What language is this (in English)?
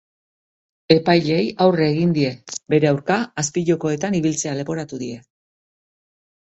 Basque